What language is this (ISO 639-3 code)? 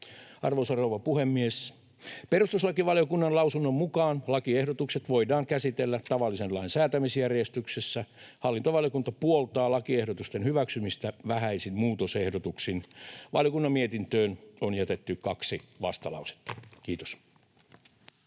fin